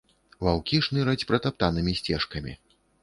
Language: Belarusian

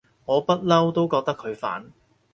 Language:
Cantonese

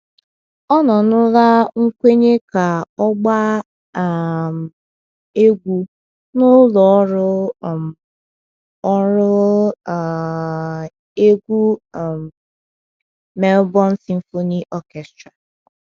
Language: Igbo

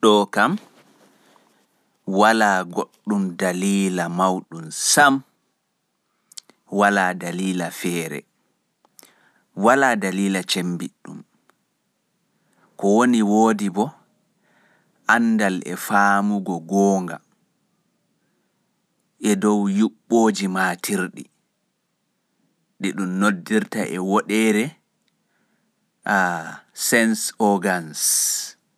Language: Pular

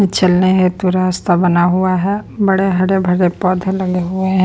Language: Hindi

